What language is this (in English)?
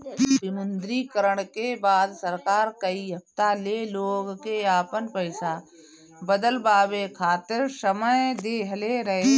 Bhojpuri